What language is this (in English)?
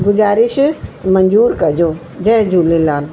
Sindhi